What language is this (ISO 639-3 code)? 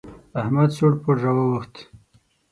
pus